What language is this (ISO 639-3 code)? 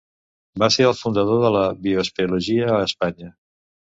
cat